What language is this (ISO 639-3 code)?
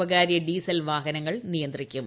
mal